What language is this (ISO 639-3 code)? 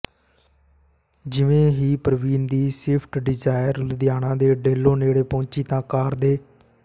pan